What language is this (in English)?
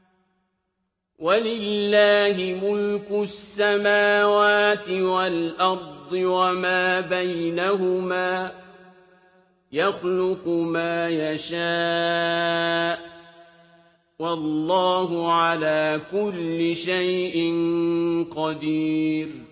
Arabic